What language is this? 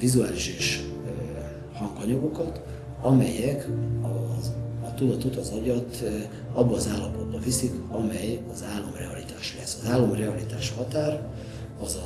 Hungarian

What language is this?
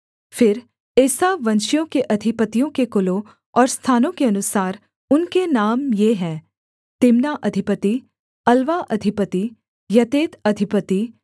Hindi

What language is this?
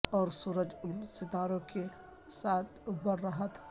Urdu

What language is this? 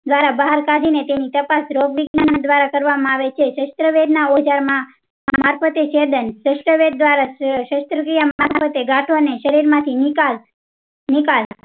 Gujarati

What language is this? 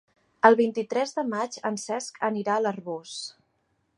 Catalan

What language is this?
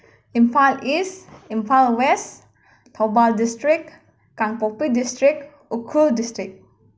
Manipuri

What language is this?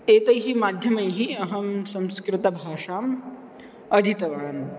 Sanskrit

